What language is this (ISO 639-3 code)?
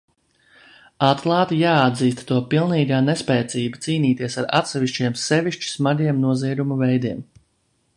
lav